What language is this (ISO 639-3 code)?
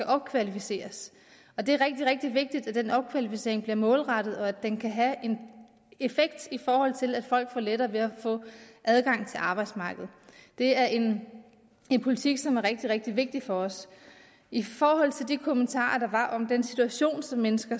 dan